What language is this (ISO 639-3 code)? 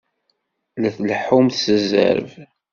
kab